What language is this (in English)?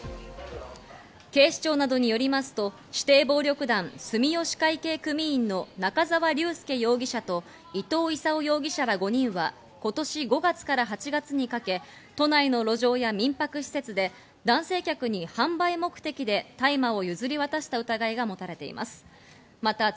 Japanese